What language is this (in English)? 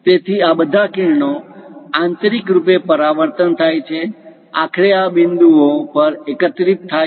Gujarati